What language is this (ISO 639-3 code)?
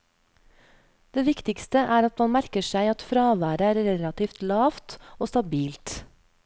nor